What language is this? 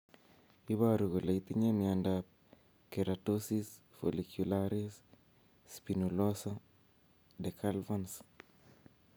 Kalenjin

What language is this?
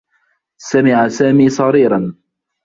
Arabic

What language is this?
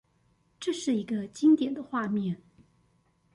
Chinese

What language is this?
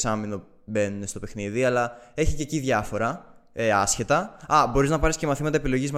Greek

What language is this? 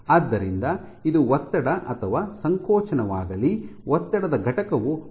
Kannada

